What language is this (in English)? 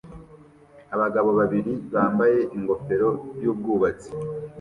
Kinyarwanda